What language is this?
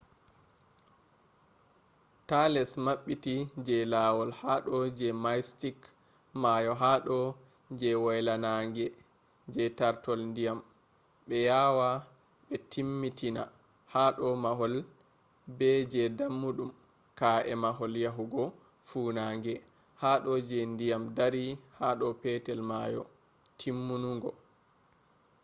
Fula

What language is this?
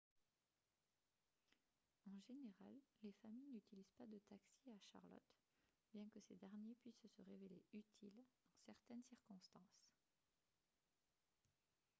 French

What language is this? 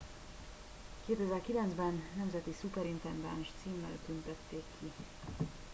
Hungarian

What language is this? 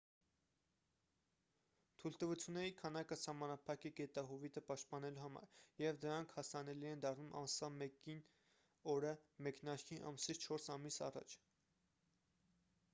Armenian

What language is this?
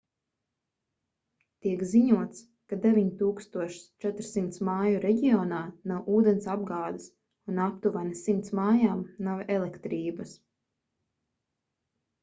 Latvian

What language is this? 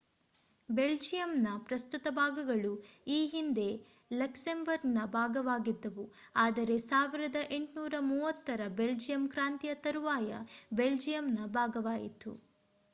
Kannada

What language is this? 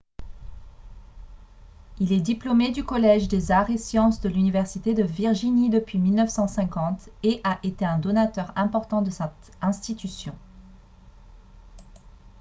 French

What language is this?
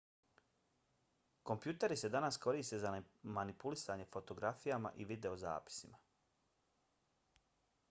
Bosnian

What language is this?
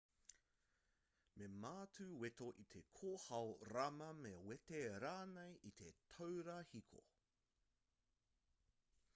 Māori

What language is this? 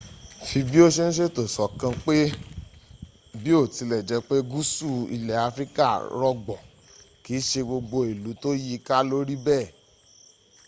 Yoruba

